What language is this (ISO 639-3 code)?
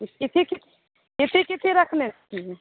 mai